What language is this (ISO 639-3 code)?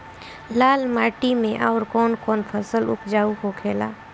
bho